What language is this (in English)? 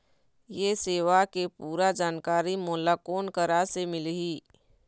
Chhattisgarhi